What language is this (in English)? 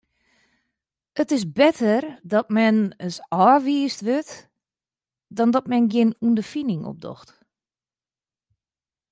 Western Frisian